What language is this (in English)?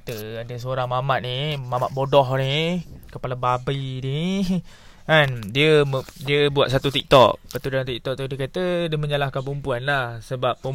Malay